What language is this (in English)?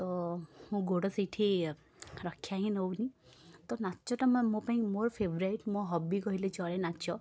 Odia